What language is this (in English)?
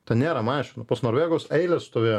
Lithuanian